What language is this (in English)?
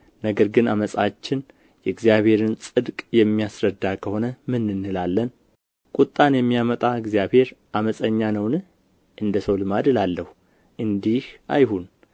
Amharic